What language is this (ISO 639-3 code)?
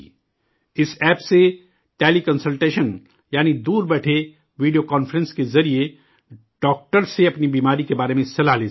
urd